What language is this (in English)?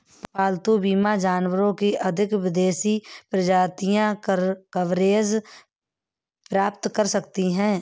Hindi